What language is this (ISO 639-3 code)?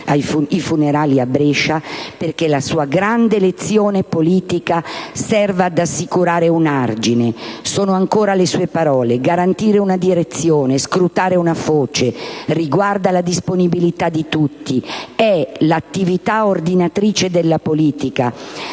ita